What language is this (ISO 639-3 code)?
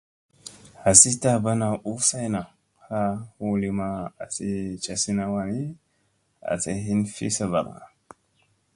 mse